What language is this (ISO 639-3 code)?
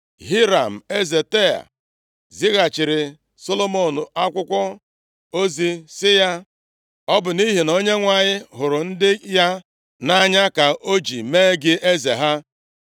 ibo